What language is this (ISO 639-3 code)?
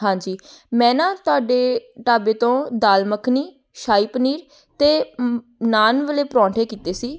pan